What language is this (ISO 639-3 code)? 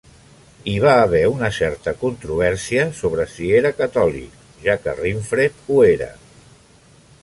cat